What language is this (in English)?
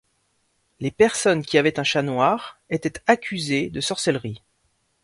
French